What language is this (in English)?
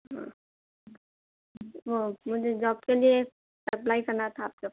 Urdu